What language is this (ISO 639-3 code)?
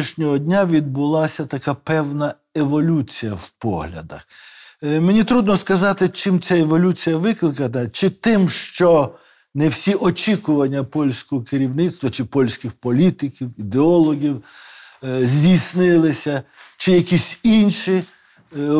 ukr